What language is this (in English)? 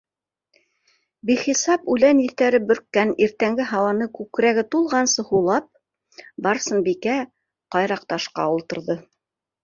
Bashkir